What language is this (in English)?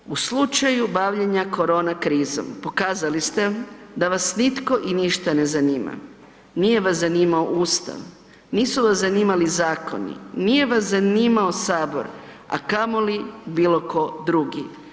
Croatian